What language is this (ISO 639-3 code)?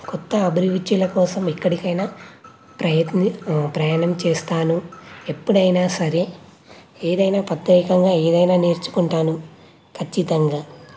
tel